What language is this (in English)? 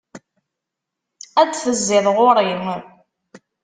Kabyle